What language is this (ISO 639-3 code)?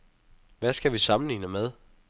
dan